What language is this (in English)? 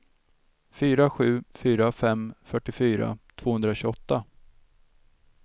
Swedish